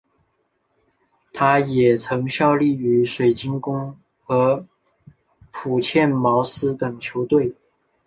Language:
Chinese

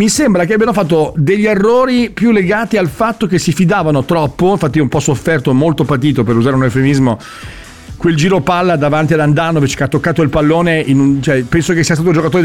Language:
Italian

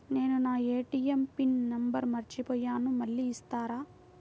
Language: Telugu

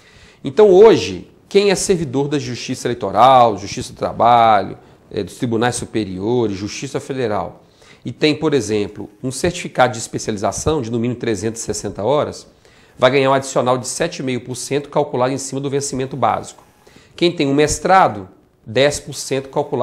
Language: Portuguese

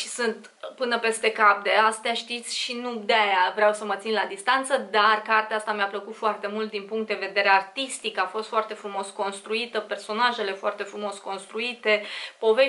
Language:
Romanian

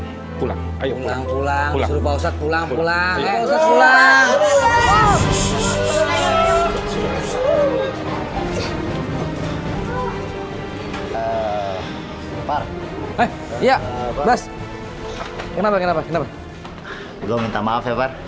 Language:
Indonesian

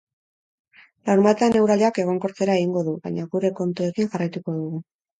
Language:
Basque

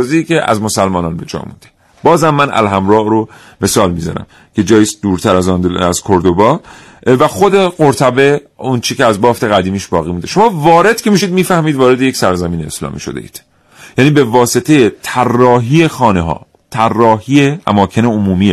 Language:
Persian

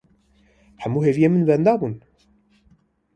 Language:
Kurdish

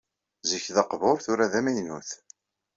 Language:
Kabyle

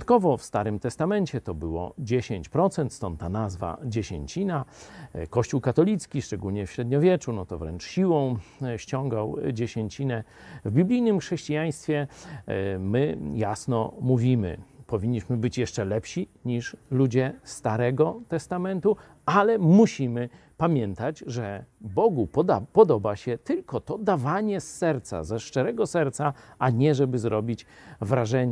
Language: Polish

